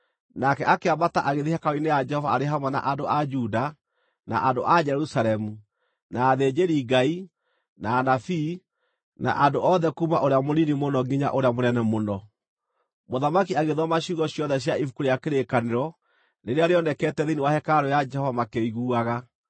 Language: Kikuyu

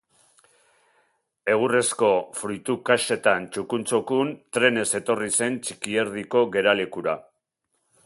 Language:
Basque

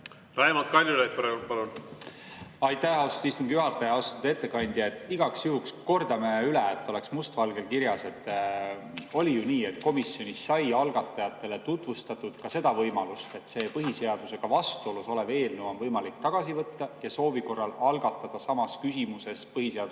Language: Estonian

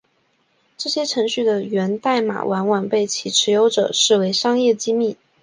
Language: Chinese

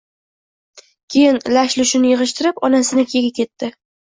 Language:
Uzbek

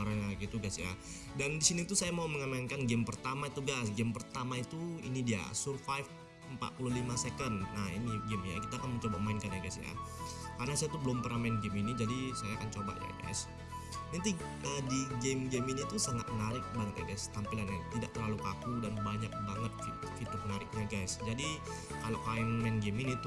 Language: Indonesian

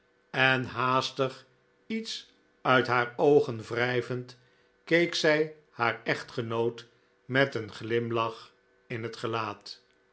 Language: Dutch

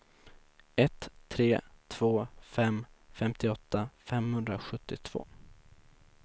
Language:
Swedish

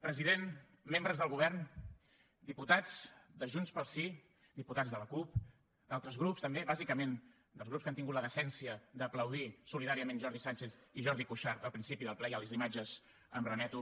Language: Catalan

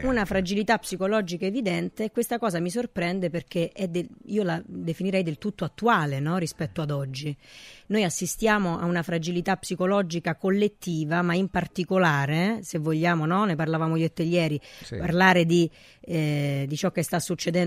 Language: Italian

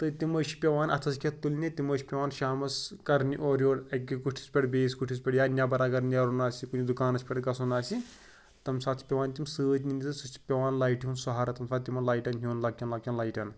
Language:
Kashmiri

